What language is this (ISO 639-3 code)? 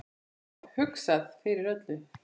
isl